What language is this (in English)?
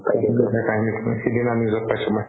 Assamese